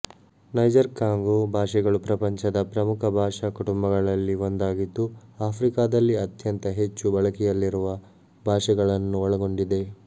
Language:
Kannada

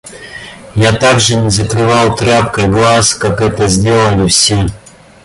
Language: Russian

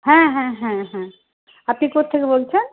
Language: Bangla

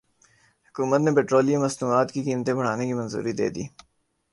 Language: Urdu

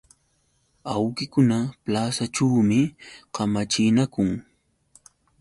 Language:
Yauyos Quechua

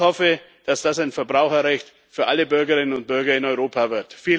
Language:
German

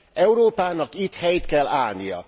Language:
Hungarian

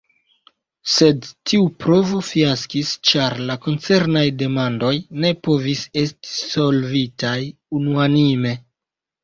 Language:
Esperanto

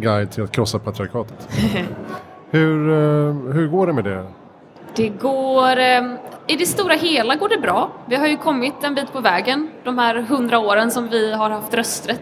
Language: Swedish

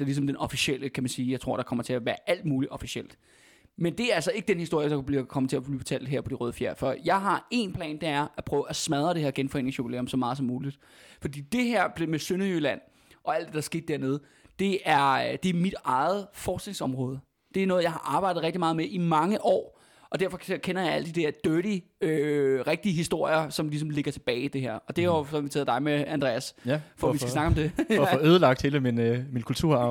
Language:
Danish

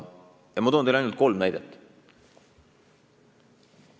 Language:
Estonian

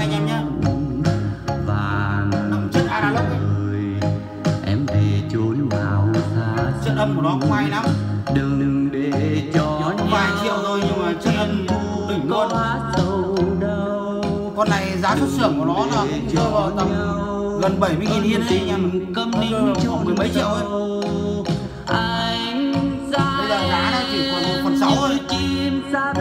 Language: Vietnamese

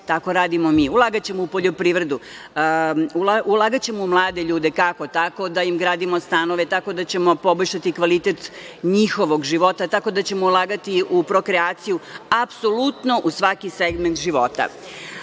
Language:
Serbian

